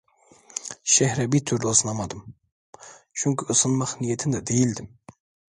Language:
Turkish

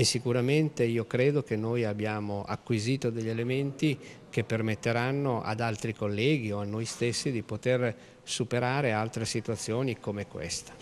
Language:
Italian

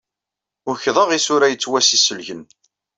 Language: Kabyle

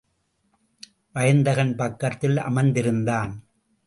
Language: Tamil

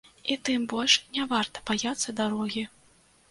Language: Belarusian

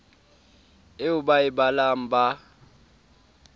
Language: Southern Sotho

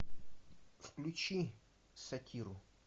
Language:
Russian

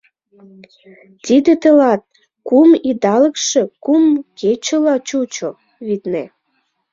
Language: Mari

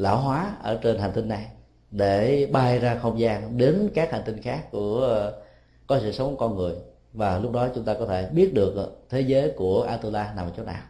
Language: Vietnamese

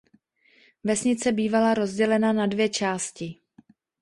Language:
Czech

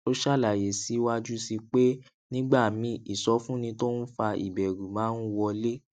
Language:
Yoruba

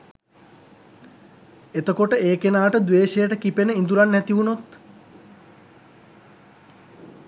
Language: Sinhala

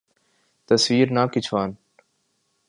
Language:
Urdu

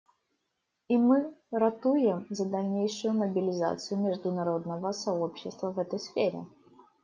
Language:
Russian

